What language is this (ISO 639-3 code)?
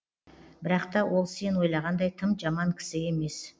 kaz